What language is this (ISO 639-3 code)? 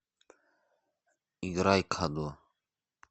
rus